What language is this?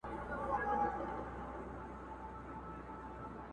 Pashto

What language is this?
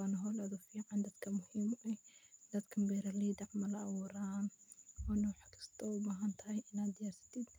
Somali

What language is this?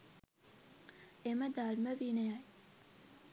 Sinhala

